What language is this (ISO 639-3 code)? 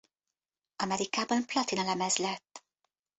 hun